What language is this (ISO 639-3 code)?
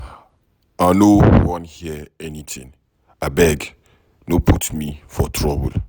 pcm